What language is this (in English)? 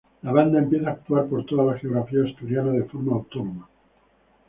Spanish